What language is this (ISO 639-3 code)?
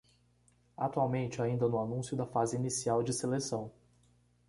por